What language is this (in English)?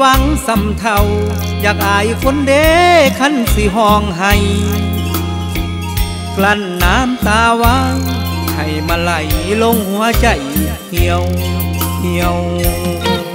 Thai